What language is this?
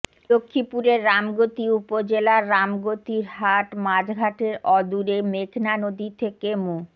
Bangla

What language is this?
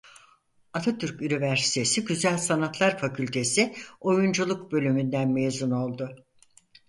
Turkish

